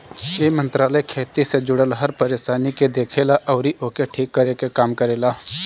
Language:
Bhojpuri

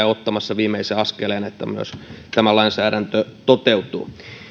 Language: Finnish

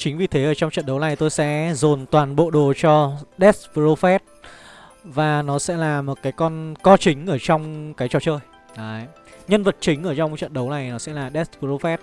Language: Vietnamese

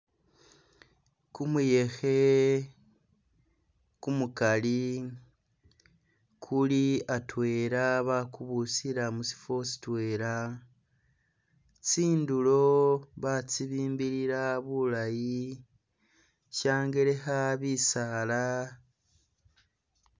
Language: Masaaba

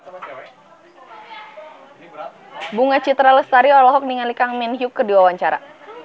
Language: Sundanese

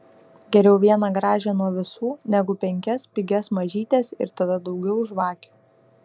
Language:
Lithuanian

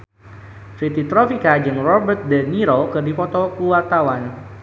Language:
Sundanese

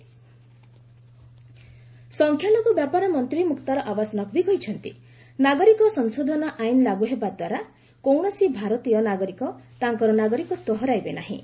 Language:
Odia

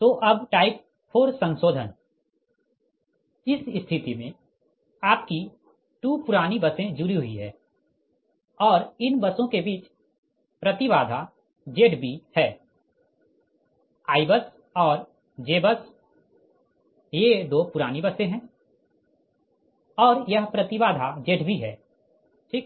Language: Hindi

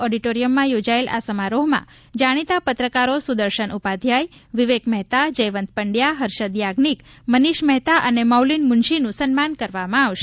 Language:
Gujarati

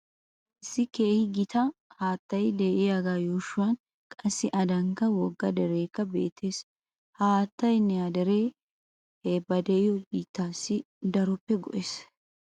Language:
Wolaytta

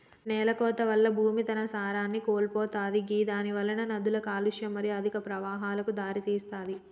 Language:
Telugu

